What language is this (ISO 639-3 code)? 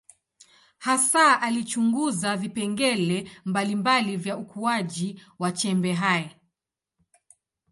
swa